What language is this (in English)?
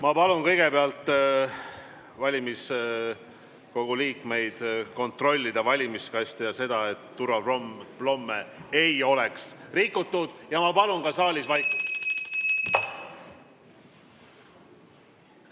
Estonian